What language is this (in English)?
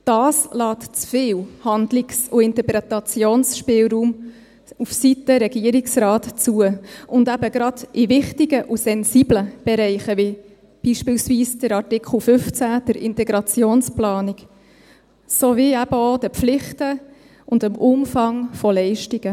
Swiss German